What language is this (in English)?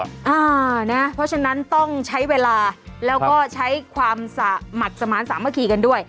Thai